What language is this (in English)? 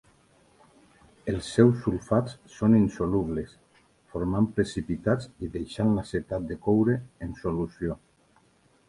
Catalan